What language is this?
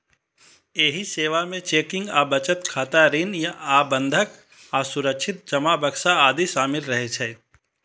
Maithili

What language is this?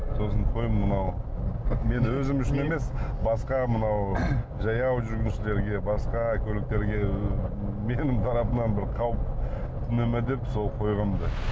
Kazakh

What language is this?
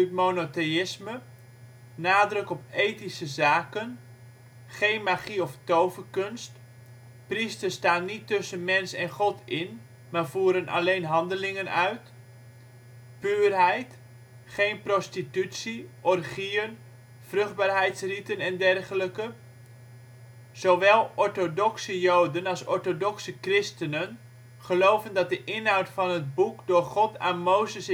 Dutch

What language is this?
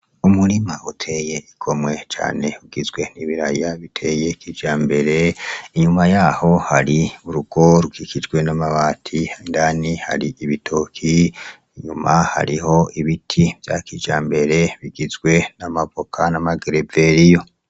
Rundi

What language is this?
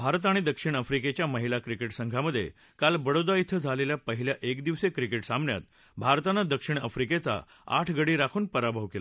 Marathi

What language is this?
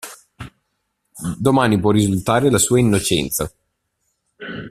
Italian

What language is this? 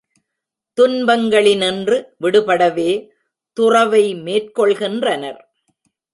Tamil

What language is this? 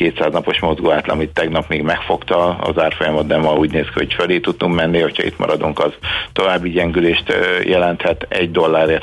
Hungarian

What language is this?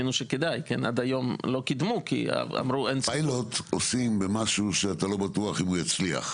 Hebrew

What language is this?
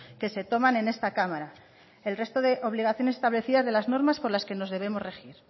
Spanish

